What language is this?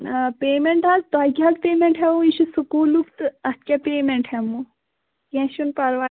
Kashmiri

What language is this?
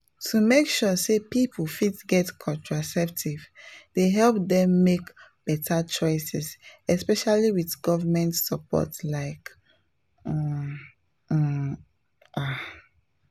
Nigerian Pidgin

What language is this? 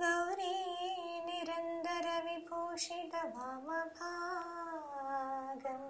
Malayalam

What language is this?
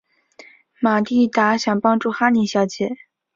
Chinese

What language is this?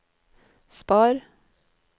Norwegian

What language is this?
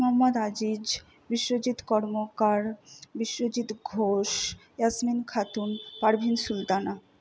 Bangla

